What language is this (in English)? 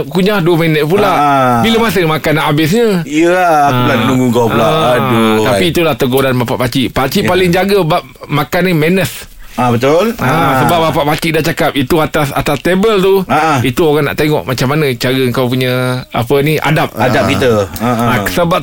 Malay